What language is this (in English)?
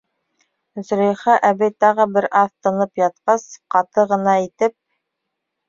Bashkir